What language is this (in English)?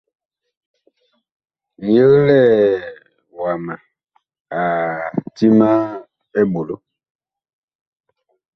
Bakoko